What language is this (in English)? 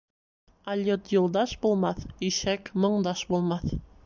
Bashkir